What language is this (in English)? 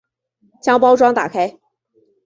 Chinese